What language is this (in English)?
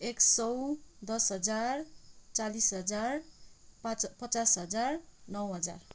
Nepali